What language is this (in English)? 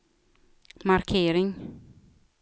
Swedish